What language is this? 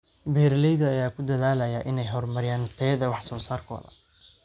Somali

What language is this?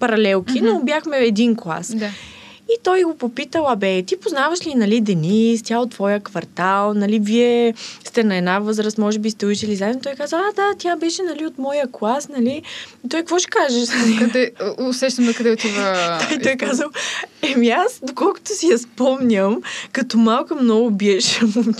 Bulgarian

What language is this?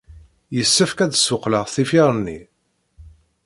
Kabyle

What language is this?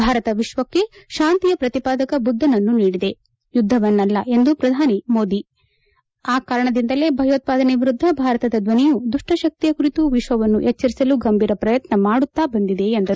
Kannada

